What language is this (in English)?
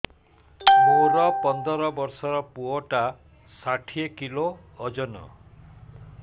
Odia